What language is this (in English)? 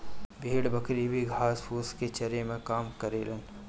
Bhojpuri